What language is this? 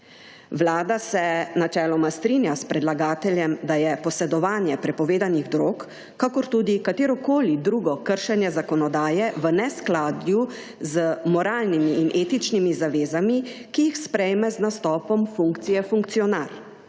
Slovenian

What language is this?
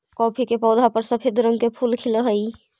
Magahi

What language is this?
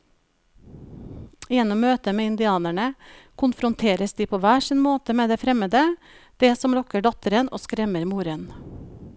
Norwegian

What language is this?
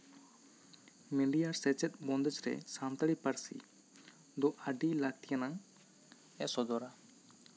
Santali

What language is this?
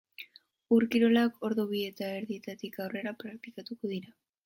Basque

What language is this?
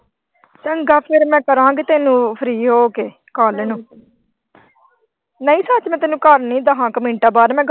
Punjabi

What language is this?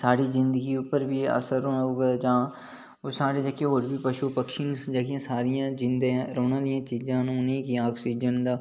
Dogri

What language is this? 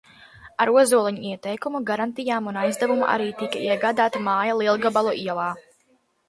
Latvian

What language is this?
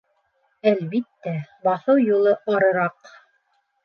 Bashkir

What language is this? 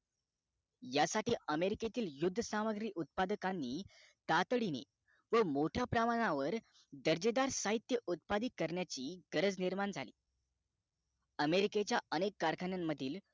Marathi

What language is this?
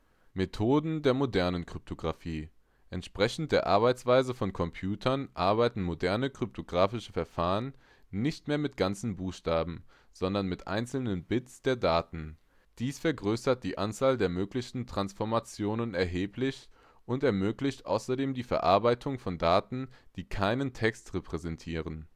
German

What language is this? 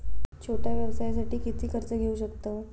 Marathi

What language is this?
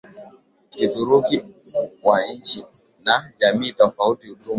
Swahili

